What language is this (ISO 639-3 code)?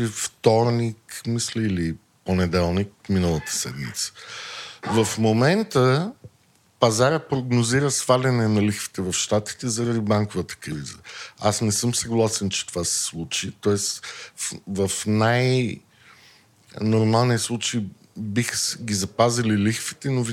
bul